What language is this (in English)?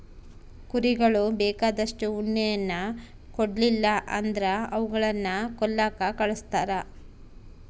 Kannada